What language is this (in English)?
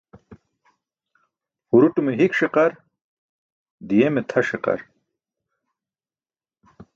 Burushaski